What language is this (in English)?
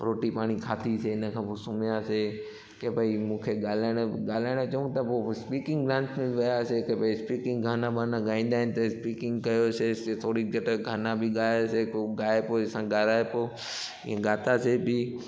Sindhi